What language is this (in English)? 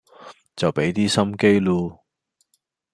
Cantonese